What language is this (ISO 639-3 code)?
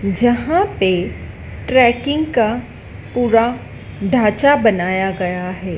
hin